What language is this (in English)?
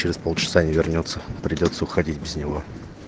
Russian